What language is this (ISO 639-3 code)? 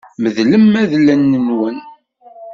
kab